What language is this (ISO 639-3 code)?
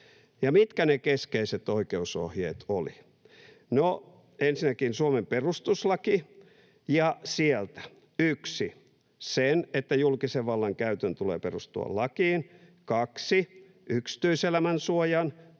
fin